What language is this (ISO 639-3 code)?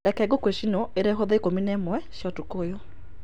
kik